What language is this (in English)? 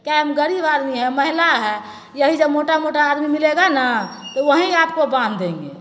Maithili